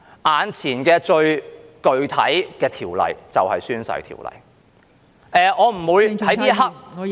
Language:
Cantonese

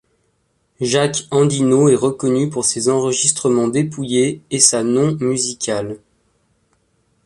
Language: French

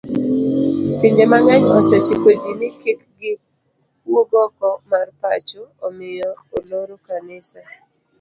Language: Luo (Kenya and Tanzania)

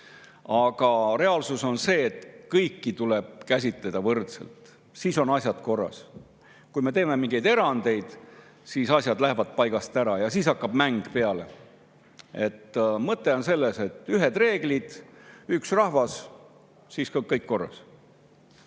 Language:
Estonian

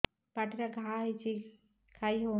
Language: Odia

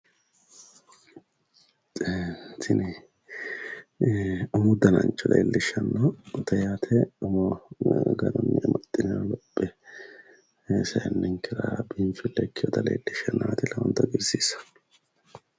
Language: Sidamo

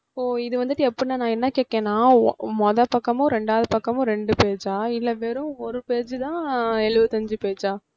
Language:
Tamil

